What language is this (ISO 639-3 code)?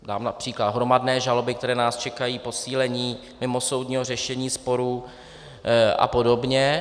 ces